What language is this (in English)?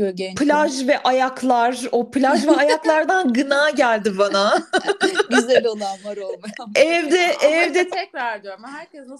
Turkish